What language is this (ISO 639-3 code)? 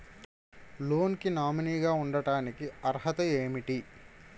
tel